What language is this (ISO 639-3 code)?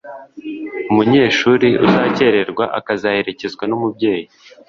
kin